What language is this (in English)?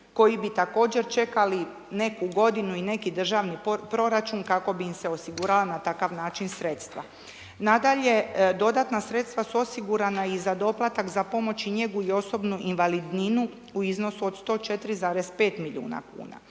Croatian